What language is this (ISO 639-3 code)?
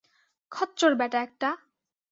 ben